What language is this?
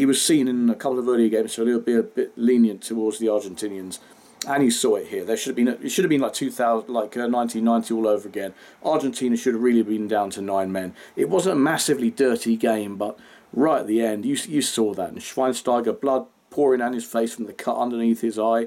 English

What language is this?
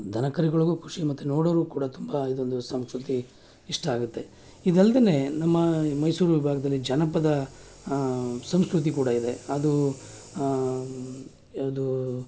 Kannada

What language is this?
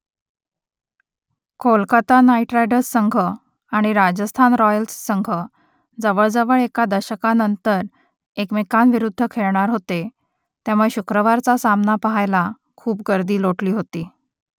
Marathi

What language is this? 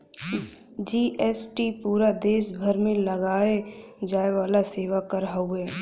Bhojpuri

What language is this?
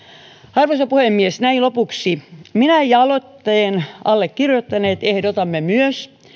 Finnish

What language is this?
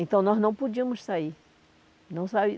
Portuguese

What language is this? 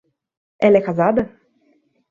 Portuguese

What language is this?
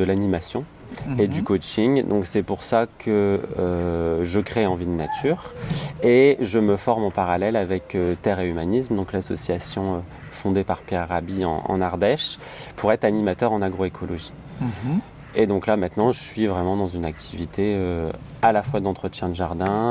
French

